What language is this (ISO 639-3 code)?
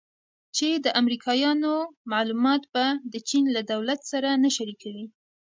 pus